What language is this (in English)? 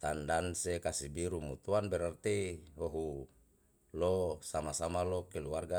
Yalahatan